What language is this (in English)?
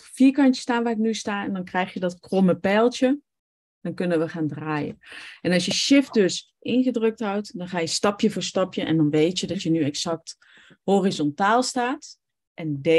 Dutch